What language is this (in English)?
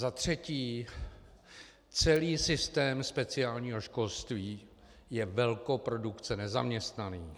Czech